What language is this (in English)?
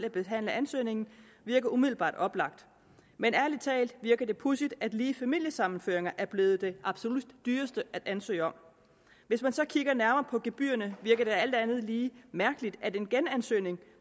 Danish